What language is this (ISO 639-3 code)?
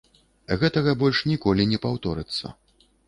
bel